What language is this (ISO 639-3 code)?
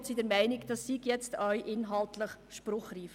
gsw